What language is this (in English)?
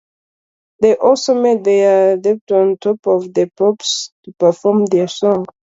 English